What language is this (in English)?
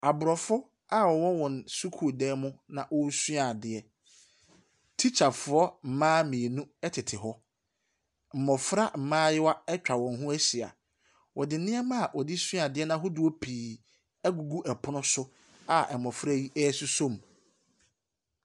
Akan